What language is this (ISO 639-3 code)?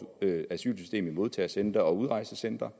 dan